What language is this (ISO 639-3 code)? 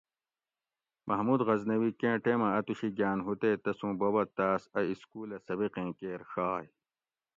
gwc